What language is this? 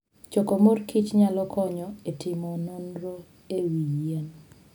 Luo (Kenya and Tanzania)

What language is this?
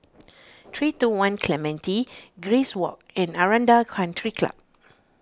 English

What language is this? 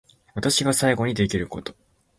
Japanese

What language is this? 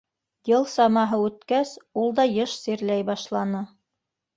Bashkir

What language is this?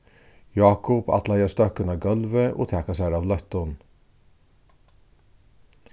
Faroese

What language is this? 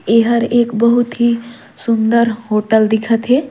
Surgujia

